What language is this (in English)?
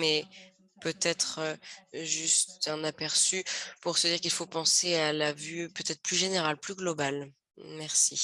French